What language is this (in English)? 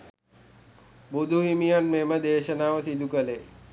Sinhala